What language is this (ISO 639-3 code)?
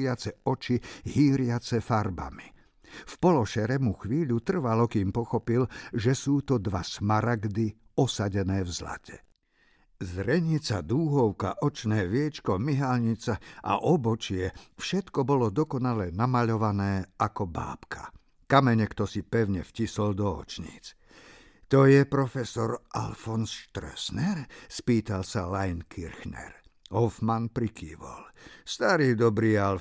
slk